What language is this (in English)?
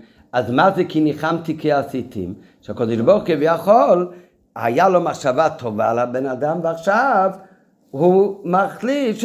Hebrew